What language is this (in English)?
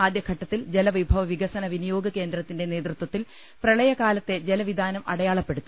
Malayalam